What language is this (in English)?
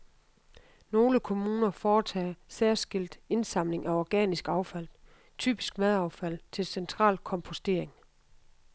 Danish